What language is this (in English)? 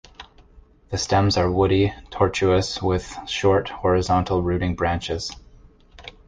English